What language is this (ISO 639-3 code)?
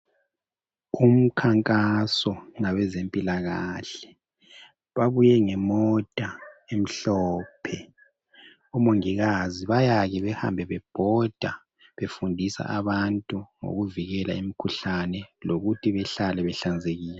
nde